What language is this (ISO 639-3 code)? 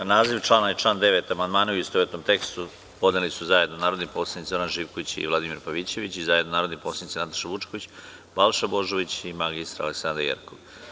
srp